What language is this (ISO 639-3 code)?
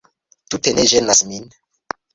epo